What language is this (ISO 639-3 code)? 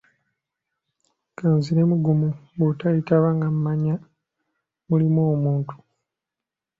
lug